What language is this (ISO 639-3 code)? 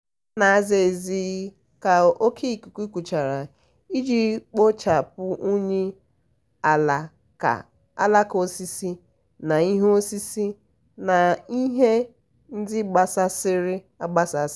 ibo